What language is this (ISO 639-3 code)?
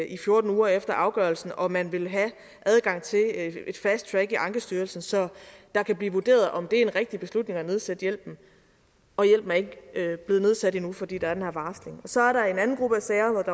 dan